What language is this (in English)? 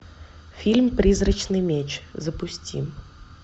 Russian